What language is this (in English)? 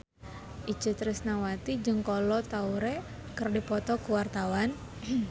Sundanese